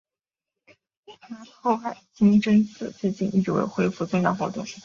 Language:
Chinese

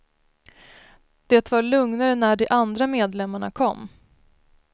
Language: Swedish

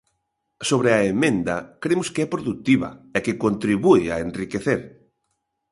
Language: Galician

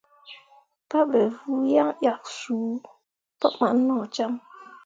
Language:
Mundang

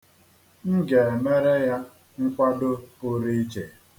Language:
Igbo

